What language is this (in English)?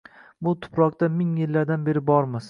Uzbek